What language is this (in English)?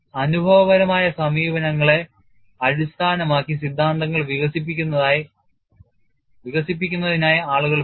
Malayalam